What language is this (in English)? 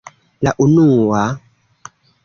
Esperanto